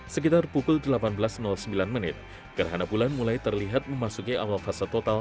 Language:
Indonesian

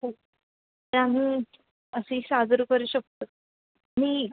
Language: Marathi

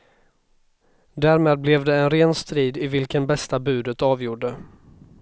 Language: Swedish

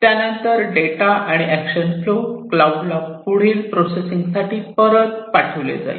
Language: Marathi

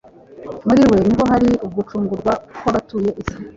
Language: Kinyarwanda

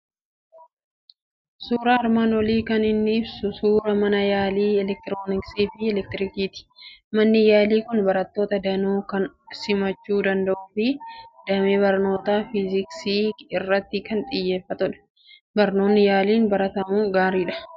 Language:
Oromo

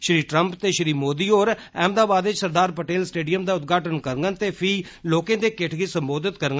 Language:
Dogri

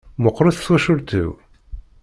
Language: Kabyle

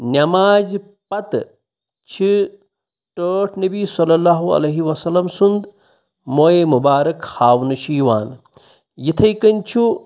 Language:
Kashmiri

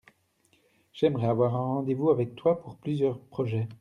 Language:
French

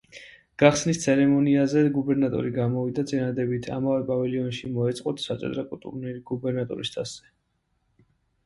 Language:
Georgian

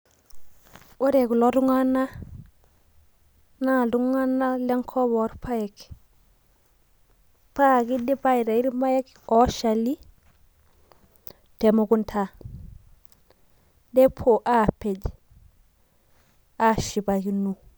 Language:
Masai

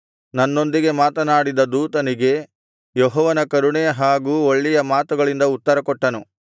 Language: Kannada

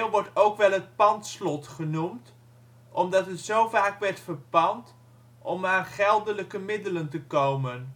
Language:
Dutch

